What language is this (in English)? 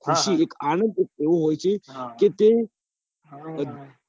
Gujarati